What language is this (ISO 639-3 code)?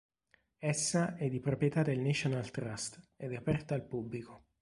ita